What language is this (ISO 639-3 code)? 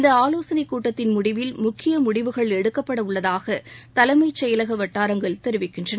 tam